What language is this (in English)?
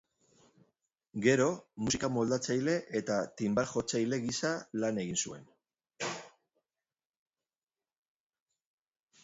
Basque